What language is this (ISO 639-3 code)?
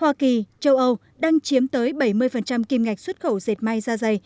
vie